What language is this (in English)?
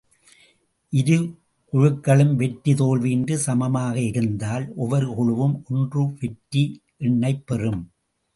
Tamil